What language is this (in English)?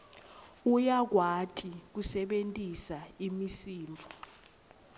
Swati